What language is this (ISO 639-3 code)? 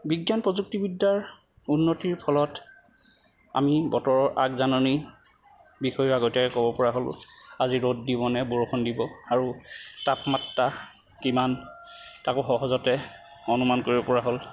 asm